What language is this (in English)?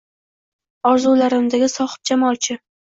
Uzbek